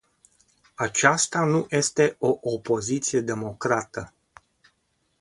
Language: Romanian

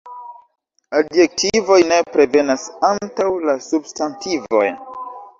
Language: Esperanto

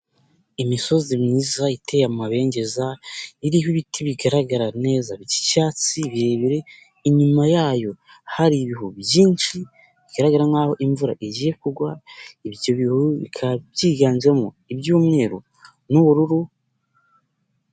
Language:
Kinyarwanda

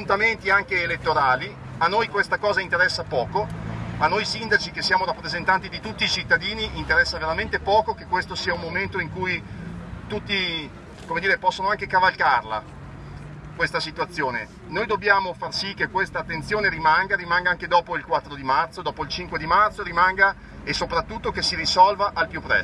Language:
Italian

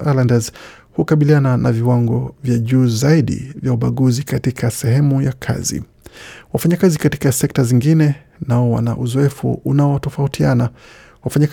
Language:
Swahili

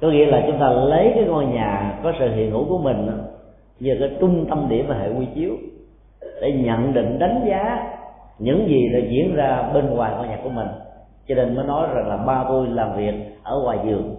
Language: Vietnamese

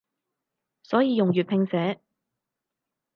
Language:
Cantonese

